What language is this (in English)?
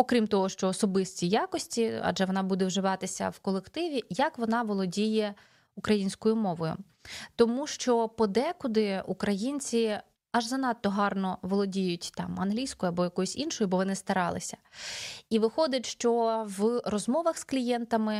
Ukrainian